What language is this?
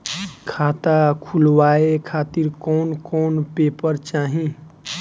Bhojpuri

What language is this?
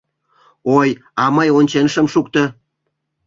Mari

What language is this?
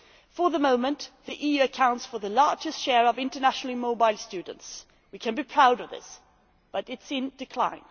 English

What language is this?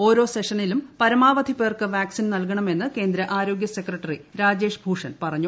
Malayalam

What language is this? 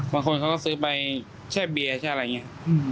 Thai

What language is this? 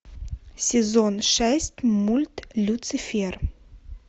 Russian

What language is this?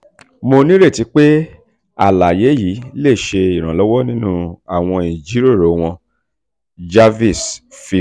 Yoruba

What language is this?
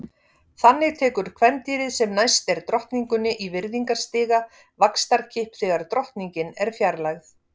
Icelandic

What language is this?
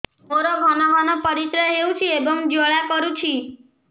Odia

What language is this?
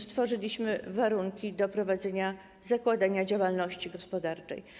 Polish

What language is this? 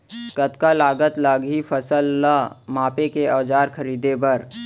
Chhattisgarhi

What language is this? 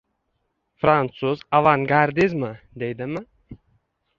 Uzbek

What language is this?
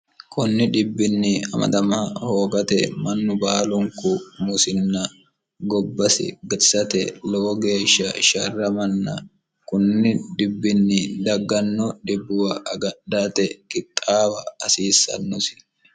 Sidamo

